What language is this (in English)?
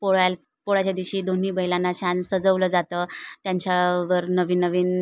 Marathi